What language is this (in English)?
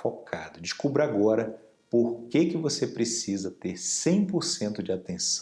Portuguese